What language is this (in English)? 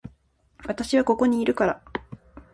Japanese